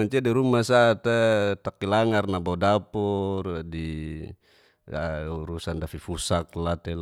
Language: Geser-Gorom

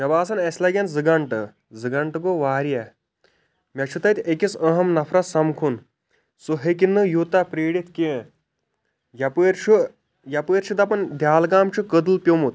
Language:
Kashmiri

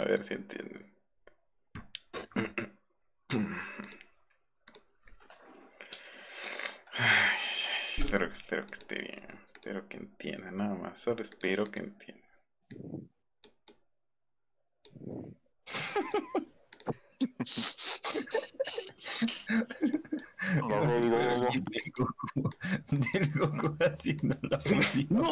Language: Spanish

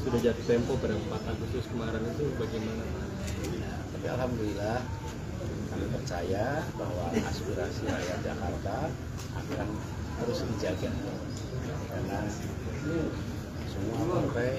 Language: Indonesian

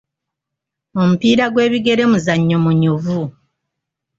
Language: Ganda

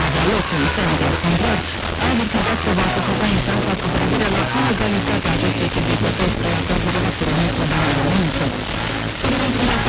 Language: Romanian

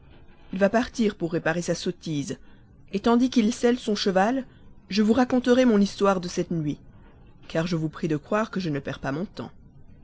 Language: French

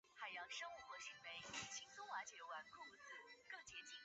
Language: Chinese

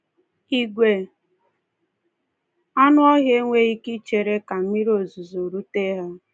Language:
Igbo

